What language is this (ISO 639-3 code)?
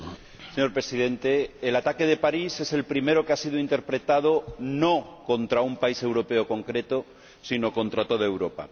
spa